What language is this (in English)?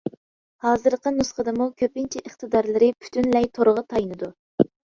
Uyghur